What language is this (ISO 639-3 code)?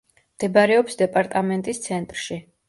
kat